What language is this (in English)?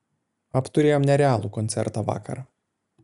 Lithuanian